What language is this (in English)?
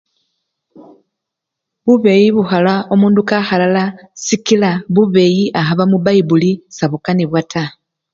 Luyia